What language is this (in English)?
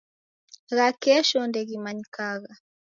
Taita